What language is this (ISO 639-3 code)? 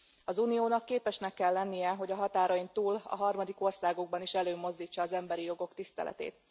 hun